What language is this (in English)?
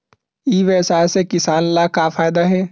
Chhattisgarhi